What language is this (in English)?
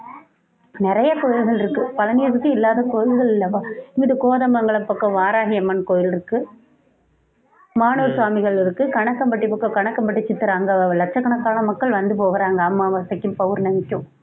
Tamil